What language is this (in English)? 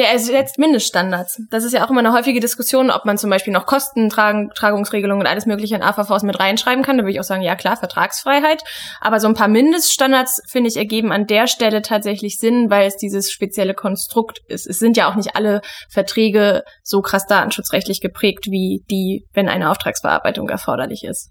German